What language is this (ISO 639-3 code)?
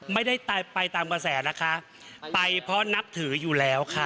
tha